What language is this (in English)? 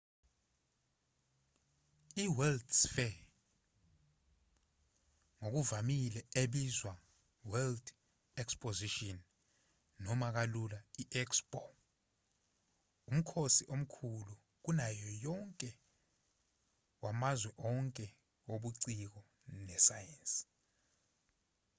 Zulu